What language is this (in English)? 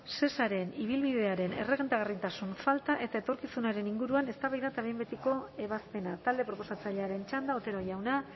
Basque